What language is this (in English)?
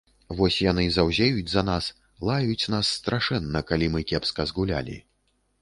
Belarusian